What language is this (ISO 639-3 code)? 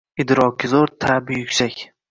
uzb